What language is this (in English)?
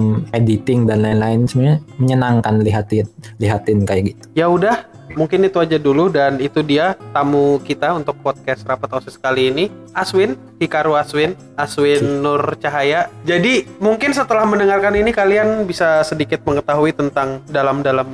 Indonesian